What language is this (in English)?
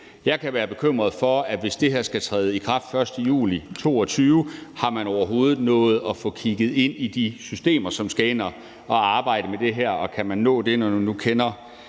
Danish